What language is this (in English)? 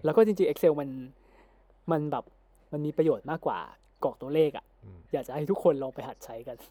Thai